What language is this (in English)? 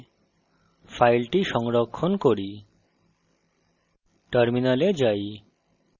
Bangla